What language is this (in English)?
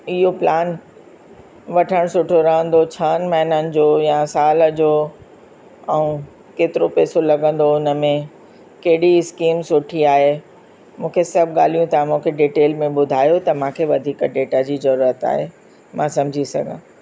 Sindhi